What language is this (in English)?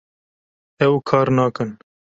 Kurdish